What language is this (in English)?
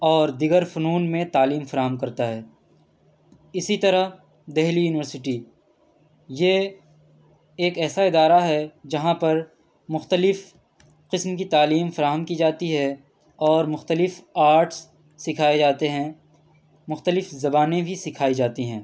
Urdu